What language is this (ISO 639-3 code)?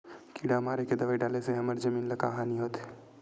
hne